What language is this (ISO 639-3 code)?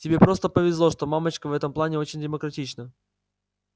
rus